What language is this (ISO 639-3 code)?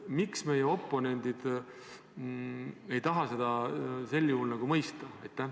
est